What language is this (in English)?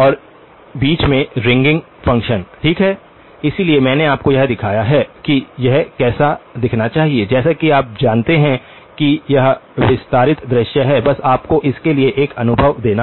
Hindi